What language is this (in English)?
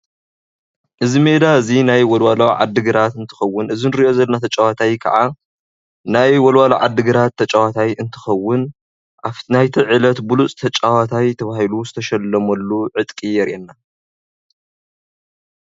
Tigrinya